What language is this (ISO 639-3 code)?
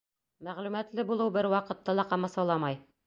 bak